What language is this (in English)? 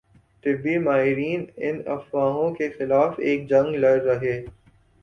Urdu